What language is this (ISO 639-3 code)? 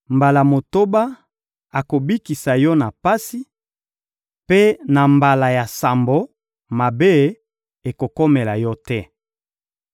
lin